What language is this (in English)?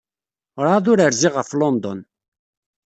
Kabyle